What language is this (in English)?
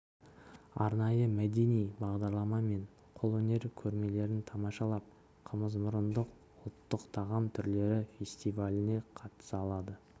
Kazakh